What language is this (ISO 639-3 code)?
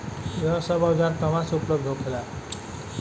bho